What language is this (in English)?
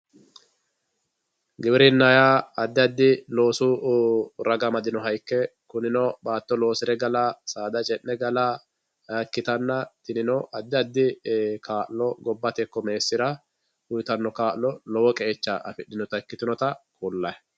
Sidamo